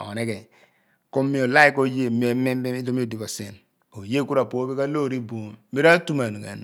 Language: Abua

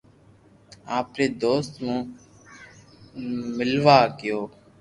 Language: Loarki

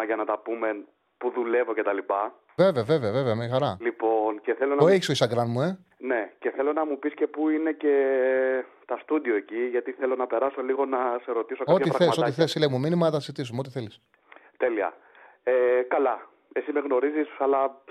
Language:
Greek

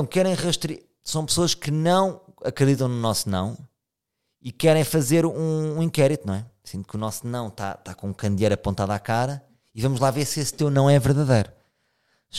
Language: Portuguese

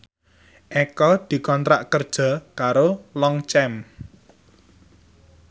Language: Javanese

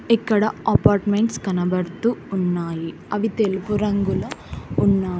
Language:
Telugu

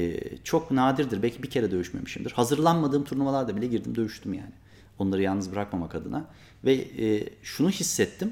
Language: Turkish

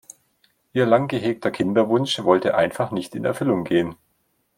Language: German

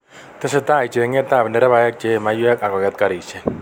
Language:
Kalenjin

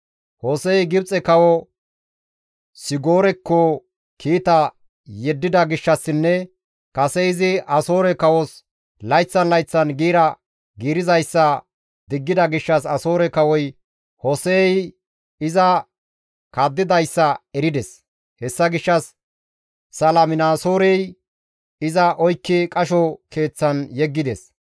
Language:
Gamo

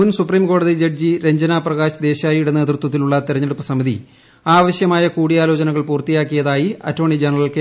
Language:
Malayalam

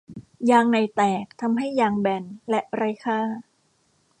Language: Thai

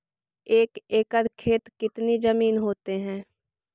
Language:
Magahi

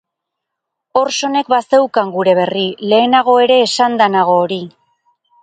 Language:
Basque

